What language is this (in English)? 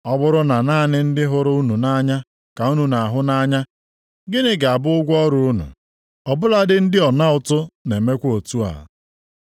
Igbo